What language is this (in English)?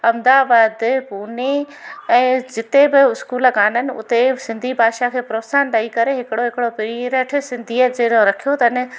Sindhi